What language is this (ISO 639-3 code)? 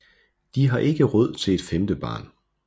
dan